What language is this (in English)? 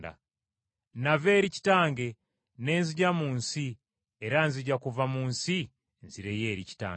Ganda